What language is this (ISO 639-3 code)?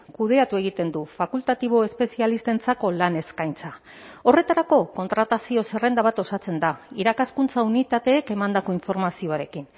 eus